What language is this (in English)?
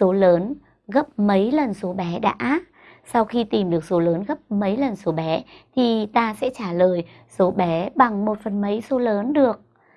Vietnamese